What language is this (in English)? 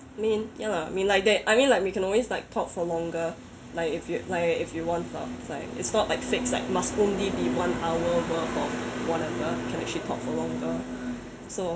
English